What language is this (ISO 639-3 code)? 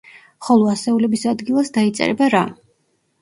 kat